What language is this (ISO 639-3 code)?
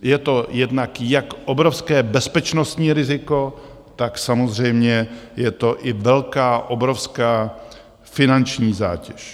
ces